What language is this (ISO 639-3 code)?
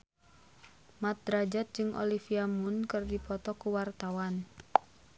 sun